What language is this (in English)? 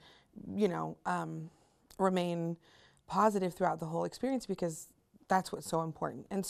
English